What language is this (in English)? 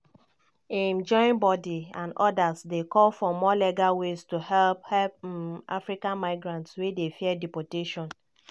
Nigerian Pidgin